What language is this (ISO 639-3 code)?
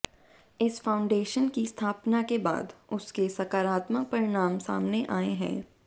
hin